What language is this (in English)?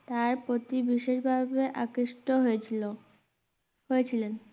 Bangla